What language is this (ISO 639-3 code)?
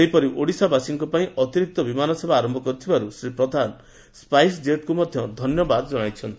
ori